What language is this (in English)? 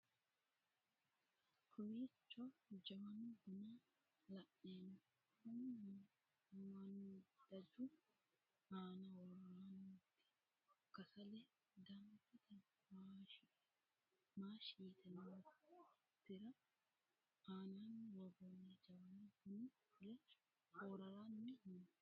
Sidamo